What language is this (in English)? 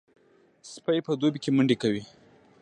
Pashto